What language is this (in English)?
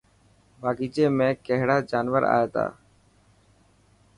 Dhatki